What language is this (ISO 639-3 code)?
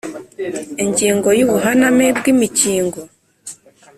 kin